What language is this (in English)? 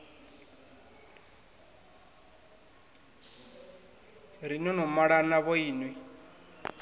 Venda